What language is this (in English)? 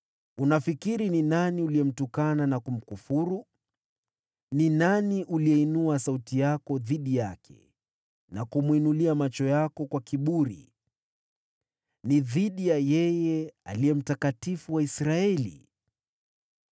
Swahili